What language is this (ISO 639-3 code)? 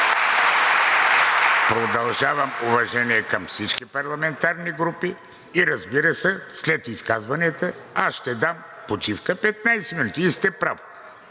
bul